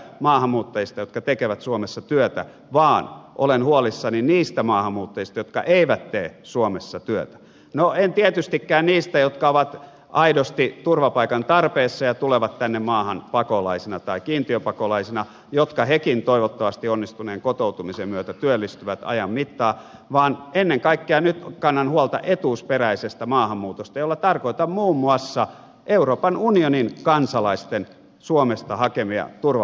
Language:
Finnish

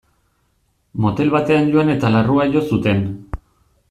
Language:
Basque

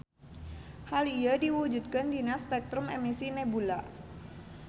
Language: Sundanese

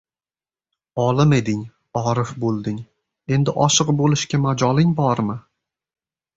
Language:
Uzbek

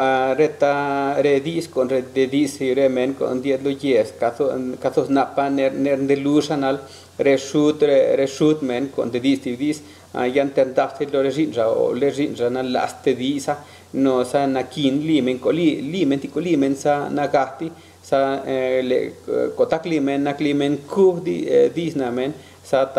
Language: Spanish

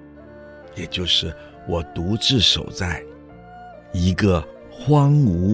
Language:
Chinese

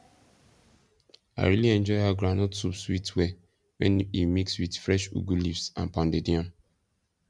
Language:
Nigerian Pidgin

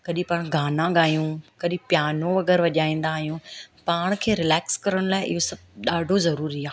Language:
Sindhi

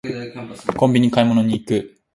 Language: Japanese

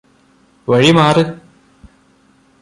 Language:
Malayalam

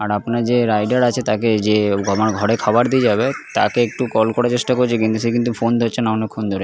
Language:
Bangla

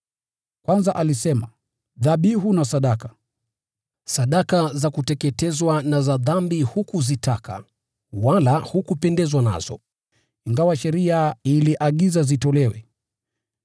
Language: Swahili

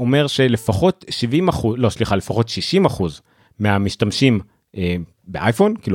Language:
Hebrew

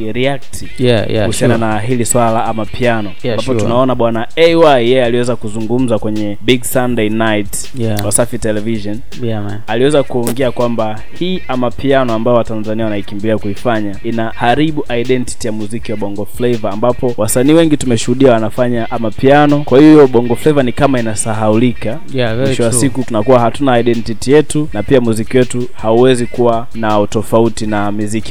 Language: Swahili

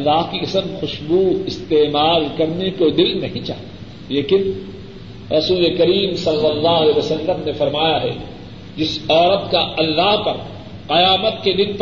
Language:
Urdu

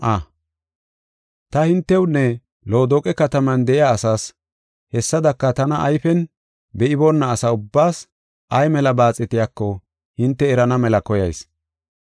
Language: Gofa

